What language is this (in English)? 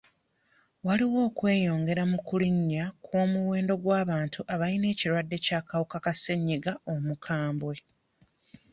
Ganda